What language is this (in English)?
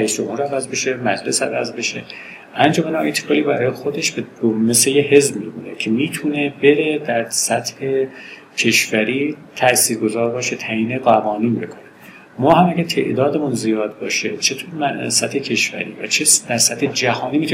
Persian